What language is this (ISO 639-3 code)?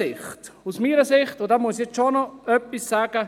gsw